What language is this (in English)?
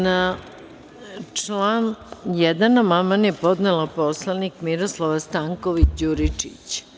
Serbian